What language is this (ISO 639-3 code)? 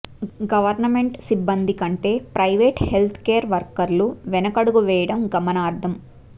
tel